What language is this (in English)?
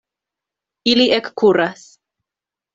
Esperanto